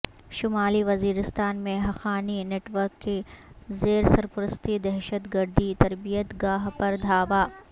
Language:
Urdu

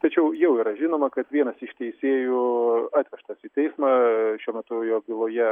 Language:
Lithuanian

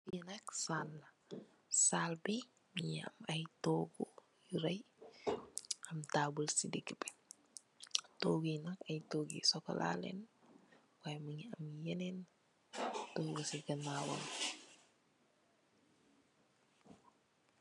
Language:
Wolof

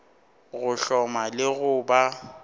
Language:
Northern Sotho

